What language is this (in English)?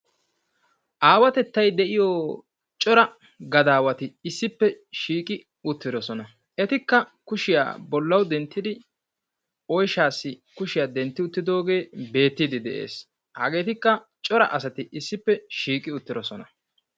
Wolaytta